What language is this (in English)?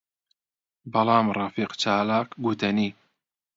Central Kurdish